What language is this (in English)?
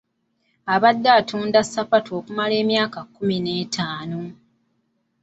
Ganda